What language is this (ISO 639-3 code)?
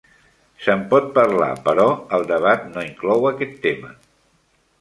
cat